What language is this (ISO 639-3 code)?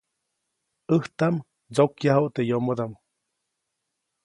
zoc